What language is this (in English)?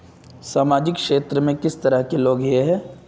Magahi